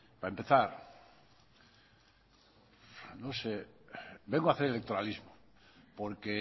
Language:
Spanish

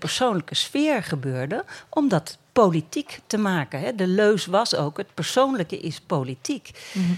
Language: Dutch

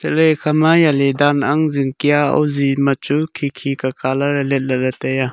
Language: Wancho Naga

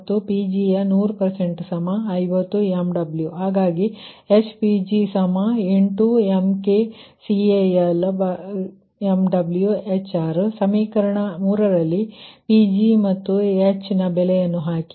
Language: Kannada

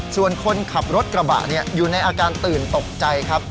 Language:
Thai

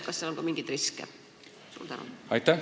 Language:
Estonian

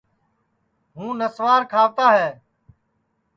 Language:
Sansi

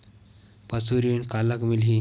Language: Chhattisgarhi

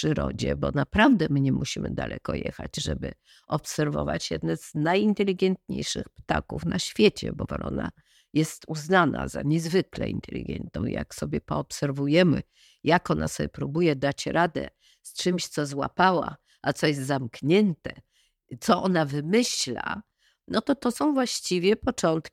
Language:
Polish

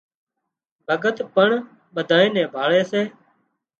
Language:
Wadiyara Koli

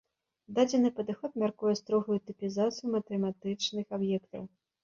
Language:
Belarusian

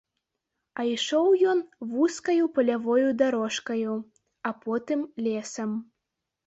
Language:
Belarusian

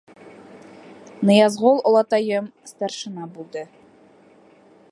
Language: Bashkir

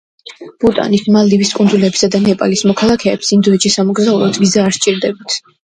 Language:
Georgian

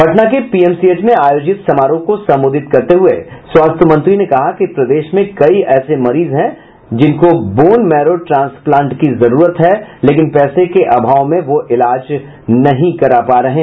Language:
Hindi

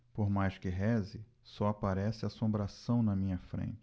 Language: Portuguese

